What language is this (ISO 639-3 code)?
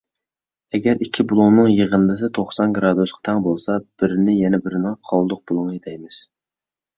uig